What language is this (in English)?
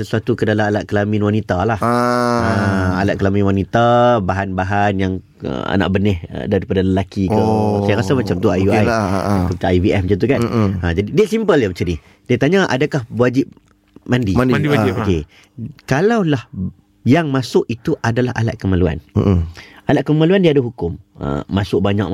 Malay